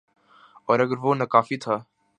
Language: Urdu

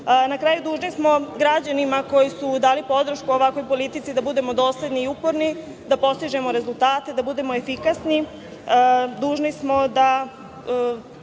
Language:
Serbian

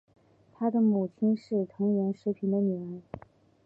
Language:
Chinese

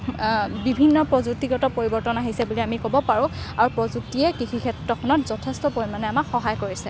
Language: Assamese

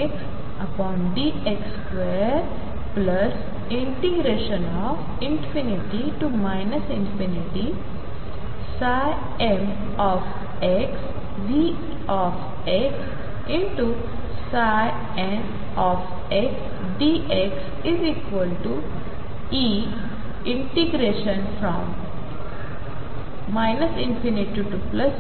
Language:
Marathi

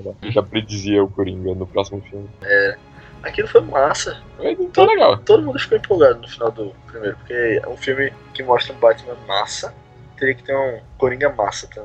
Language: Portuguese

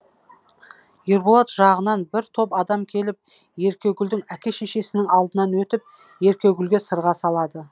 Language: Kazakh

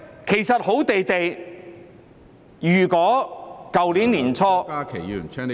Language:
Cantonese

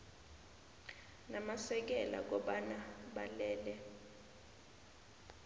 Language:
South Ndebele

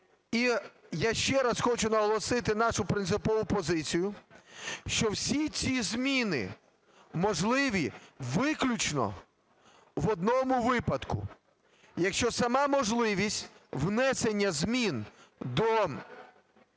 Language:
Ukrainian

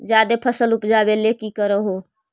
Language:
Magahi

